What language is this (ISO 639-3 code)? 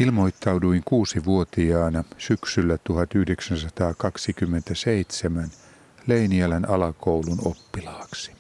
fin